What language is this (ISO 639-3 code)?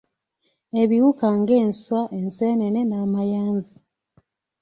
lug